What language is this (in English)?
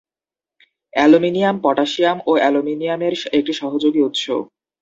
Bangla